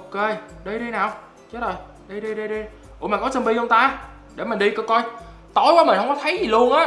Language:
Vietnamese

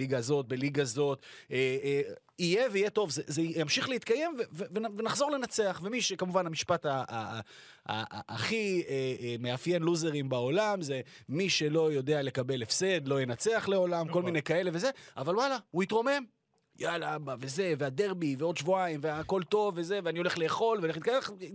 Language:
Hebrew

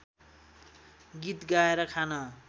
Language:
Nepali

